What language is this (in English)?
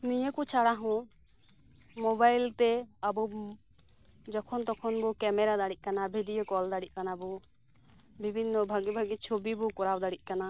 Santali